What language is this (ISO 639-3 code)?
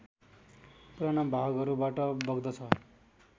nep